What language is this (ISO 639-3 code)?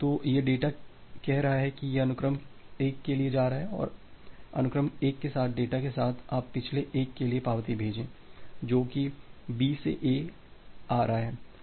hin